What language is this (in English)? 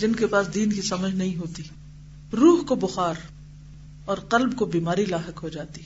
Urdu